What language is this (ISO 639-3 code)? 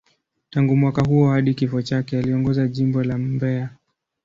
swa